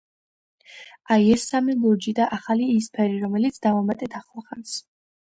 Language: Georgian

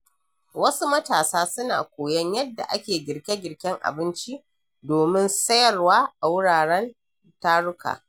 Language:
Hausa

